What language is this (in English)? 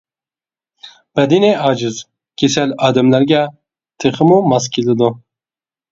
Uyghur